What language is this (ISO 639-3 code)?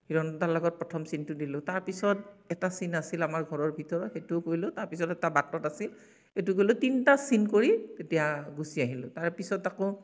asm